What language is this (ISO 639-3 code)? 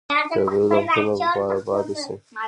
pus